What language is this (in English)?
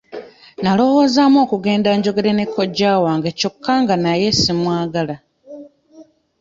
Ganda